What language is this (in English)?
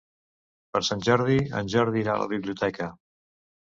Catalan